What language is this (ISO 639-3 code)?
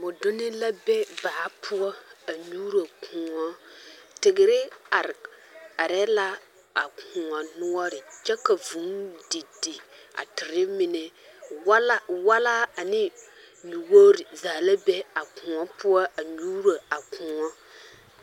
dga